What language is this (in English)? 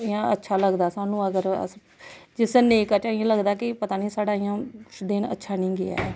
Dogri